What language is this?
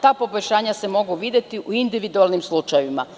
Serbian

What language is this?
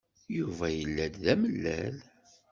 Kabyle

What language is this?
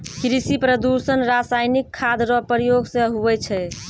Maithili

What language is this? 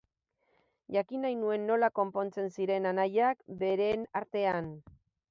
Basque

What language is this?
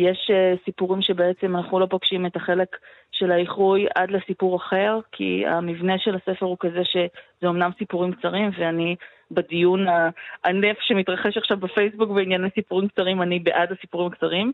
Hebrew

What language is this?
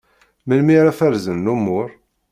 Kabyle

